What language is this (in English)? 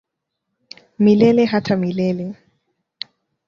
Swahili